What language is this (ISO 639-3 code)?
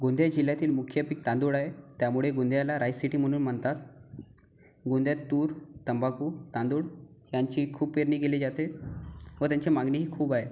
mar